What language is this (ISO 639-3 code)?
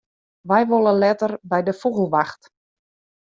fry